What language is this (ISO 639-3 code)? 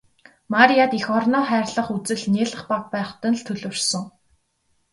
mon